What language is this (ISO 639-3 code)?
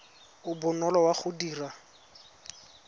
tsn